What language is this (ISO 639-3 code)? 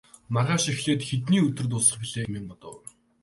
mon